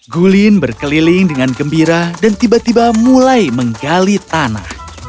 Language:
Indonesian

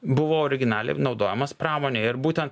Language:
Lithuanian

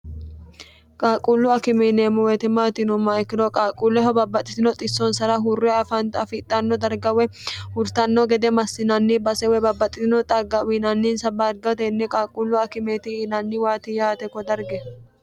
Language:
Sidamo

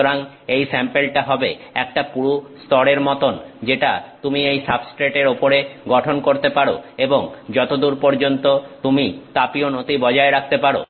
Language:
Bangla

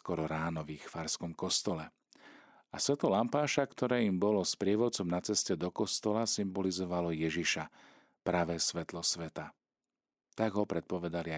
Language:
Slovak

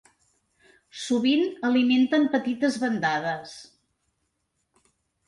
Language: Catalan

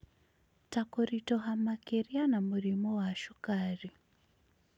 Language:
Kikuyu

